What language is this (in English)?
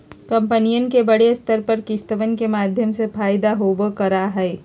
Magahi